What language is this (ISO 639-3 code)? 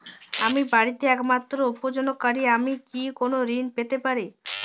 ben